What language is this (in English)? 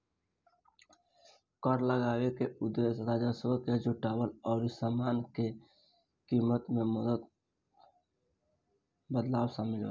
Bhojpuri